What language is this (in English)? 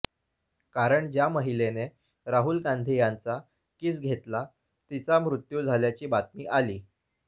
Marathi